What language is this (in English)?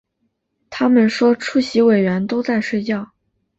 Chinese